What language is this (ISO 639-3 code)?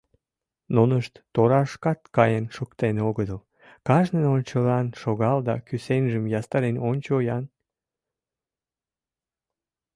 chm